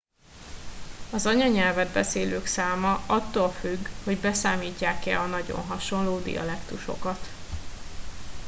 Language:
Hungarian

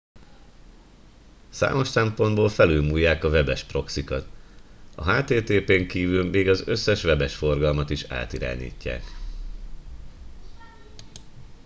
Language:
Hungarian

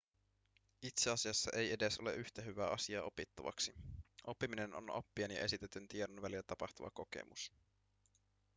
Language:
Finnish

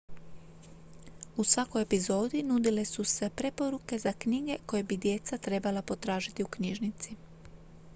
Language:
Croatian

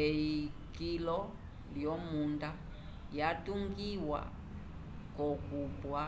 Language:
Umbundu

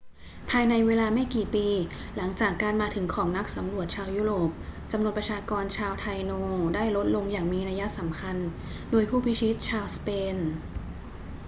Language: Thai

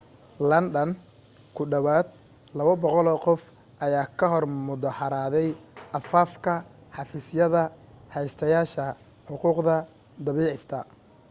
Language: Somali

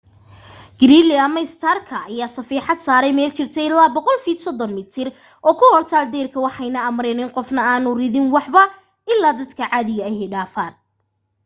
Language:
Somali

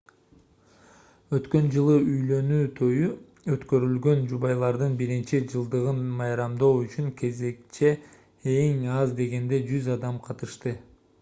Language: Kyrgyz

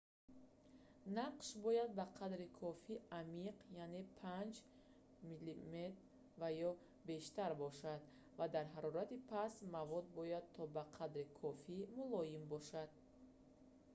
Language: Tajik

